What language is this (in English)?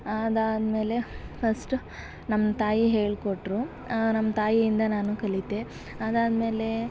Kannada